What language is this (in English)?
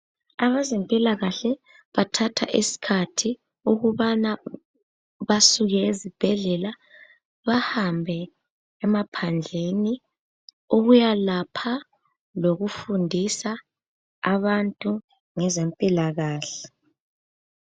North Ndebele